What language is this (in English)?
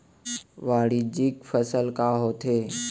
Chhattisgarhi